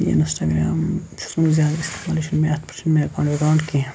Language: Kashmiri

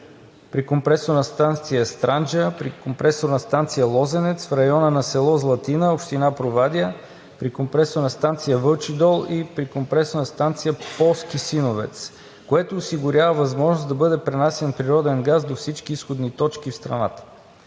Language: Bulgarian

